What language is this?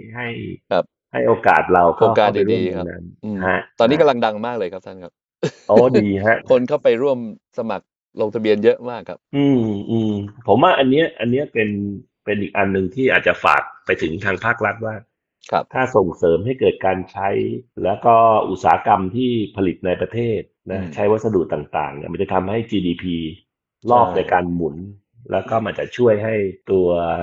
Thai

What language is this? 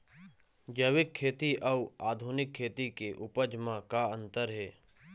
Chhattisgarhi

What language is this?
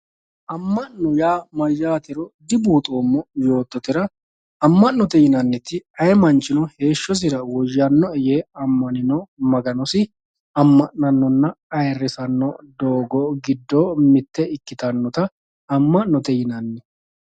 Sidamo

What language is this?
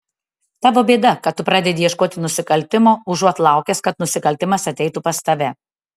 Lithuanian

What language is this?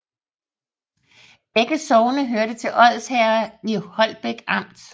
Danish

